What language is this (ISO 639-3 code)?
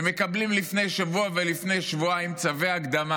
heb